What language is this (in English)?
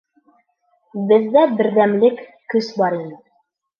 Bashkir